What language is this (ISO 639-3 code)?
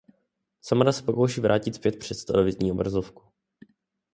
ces